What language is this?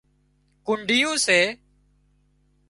Wadiyara Koli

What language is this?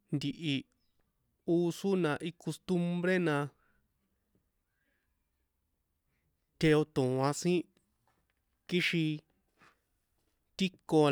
San Juan Atzingo Popoloca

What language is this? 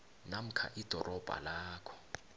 South Ndebele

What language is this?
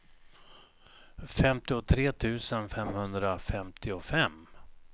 Swedish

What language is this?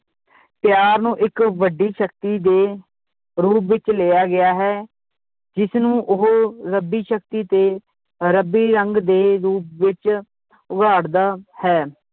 Punjabi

